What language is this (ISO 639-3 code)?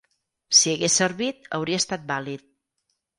cat